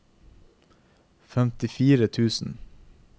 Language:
Norwegian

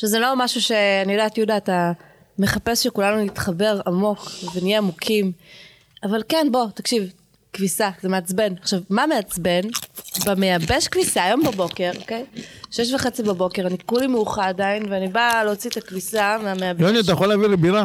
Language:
Hebrew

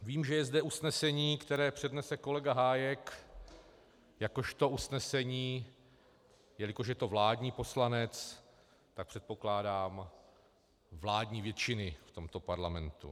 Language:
Czech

